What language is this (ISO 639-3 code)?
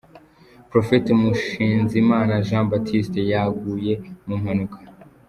kin